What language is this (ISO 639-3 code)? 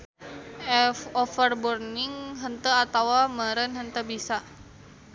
sun